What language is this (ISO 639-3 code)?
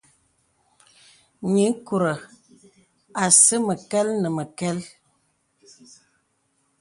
beb